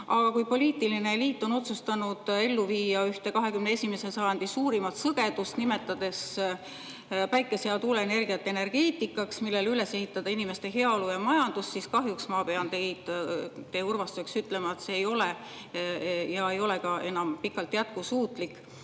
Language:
Estonian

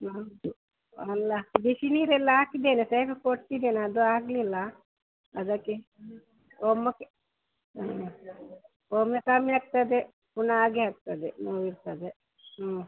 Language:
Kannada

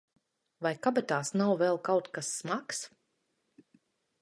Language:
Latvian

